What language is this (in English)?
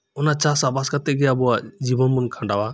Santali